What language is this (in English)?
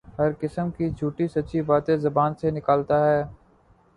Urdu